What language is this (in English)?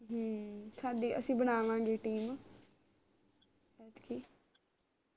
Punjabi